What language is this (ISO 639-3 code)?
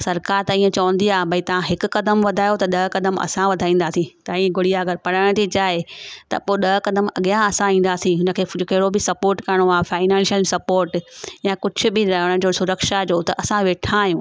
snd